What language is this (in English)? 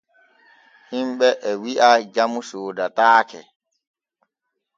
Borgu Fulfulde